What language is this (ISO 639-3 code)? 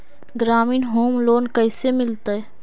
mag